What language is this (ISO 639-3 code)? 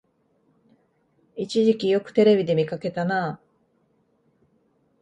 jpn